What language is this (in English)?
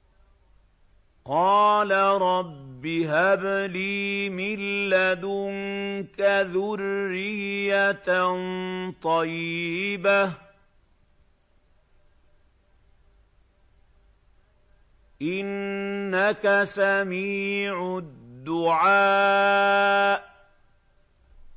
Arabic